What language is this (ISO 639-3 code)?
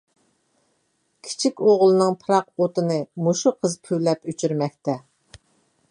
uig